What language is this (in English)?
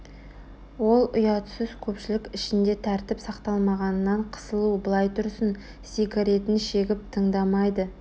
Kazakh